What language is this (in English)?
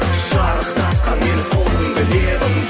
Kazakh